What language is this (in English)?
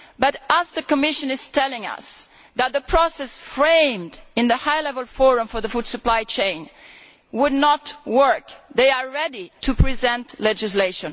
English